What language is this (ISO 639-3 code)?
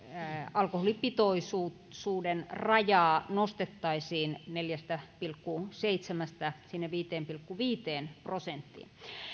fin